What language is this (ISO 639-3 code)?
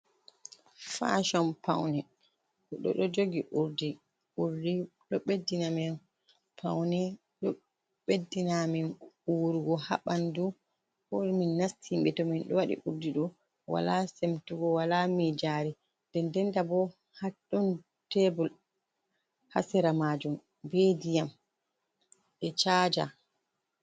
ful